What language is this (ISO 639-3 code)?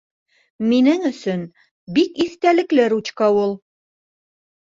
bak